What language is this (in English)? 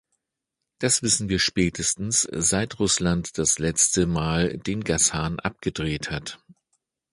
German